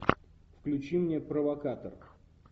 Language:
Russian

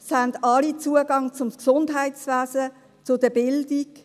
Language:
Swiss German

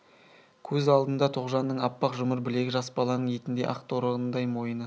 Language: Kazakh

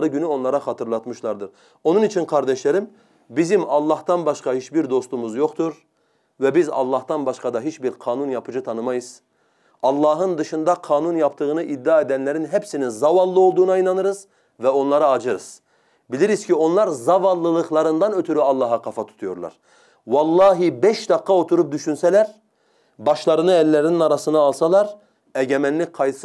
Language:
Turkish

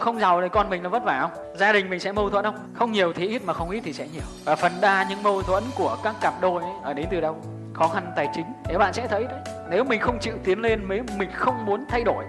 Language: Vietnamese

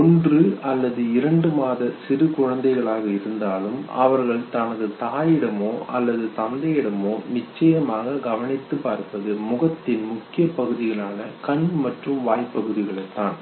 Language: Tamil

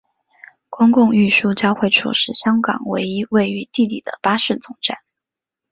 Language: Chinese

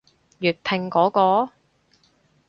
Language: Cantonese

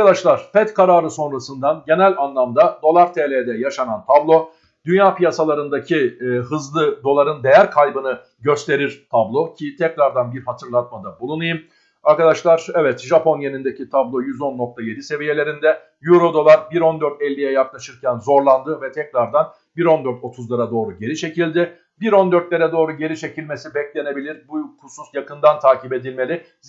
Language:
Turkish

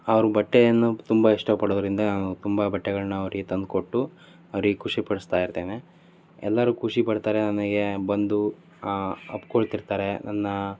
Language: Kannada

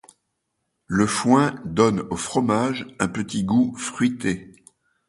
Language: French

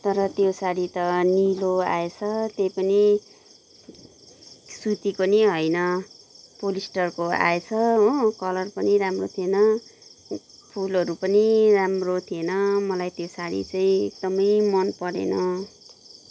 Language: Nepali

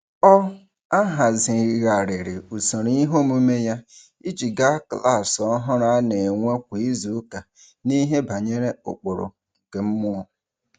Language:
Igbo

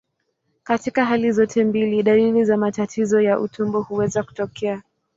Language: Swahili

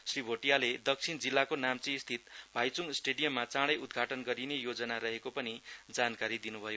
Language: Nepali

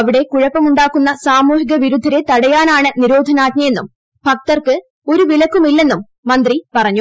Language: Malayalam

